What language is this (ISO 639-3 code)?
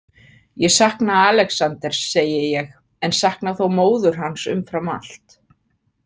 isl